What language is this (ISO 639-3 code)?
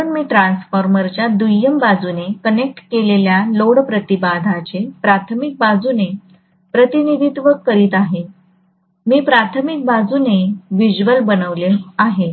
mar